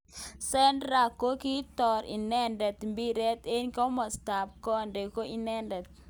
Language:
Kalenjin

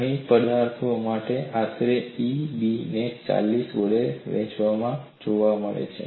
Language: Gujarati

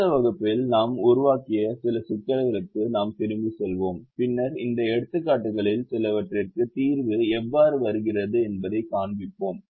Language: Tamil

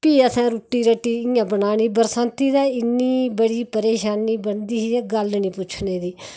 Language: Dogri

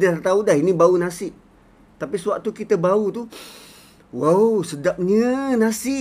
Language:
Malay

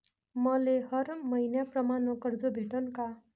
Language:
Marathi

